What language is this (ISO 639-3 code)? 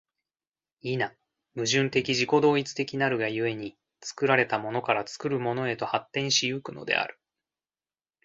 jpn